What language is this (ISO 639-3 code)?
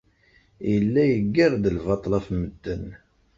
kab